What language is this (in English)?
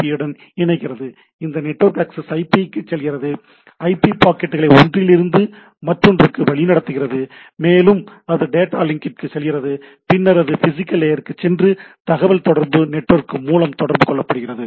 Tamil